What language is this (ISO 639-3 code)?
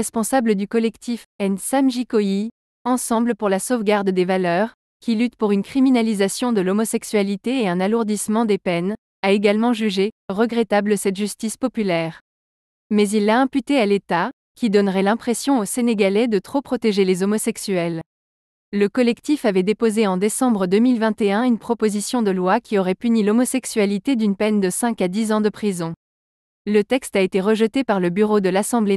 fra